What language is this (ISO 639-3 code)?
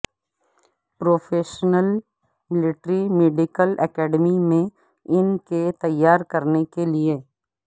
urd